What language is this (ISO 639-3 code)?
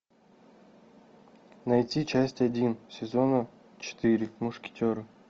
rus